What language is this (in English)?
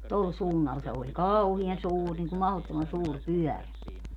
Finnish